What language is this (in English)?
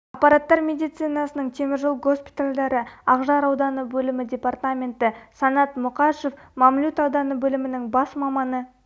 Kazakh